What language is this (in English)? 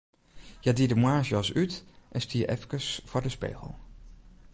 Western Frisian